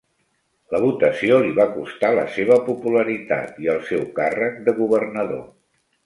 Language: Catalan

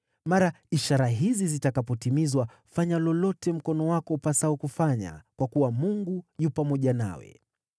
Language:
Swahili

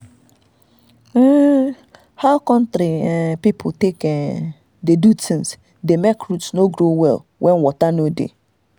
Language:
Nigerian Pidgin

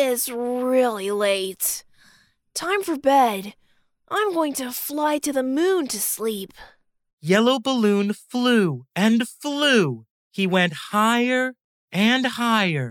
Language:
English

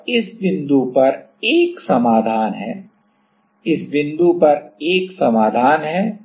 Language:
Hindi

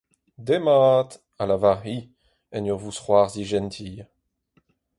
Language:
Breton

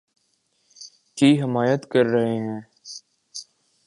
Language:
Urdu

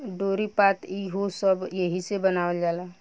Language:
Bhojpuri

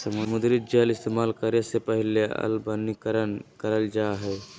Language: Magahi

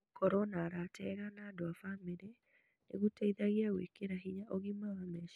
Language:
Kikuyu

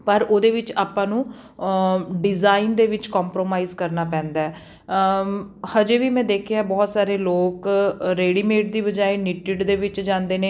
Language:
Punjabi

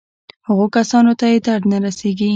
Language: Pashto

